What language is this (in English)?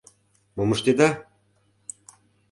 Mari